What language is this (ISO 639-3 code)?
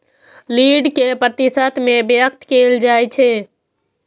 mai